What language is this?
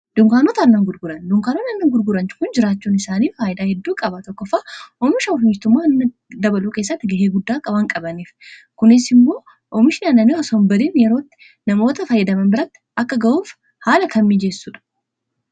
Oromo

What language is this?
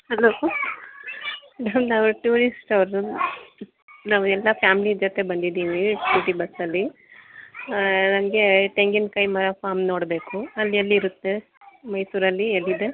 Kannada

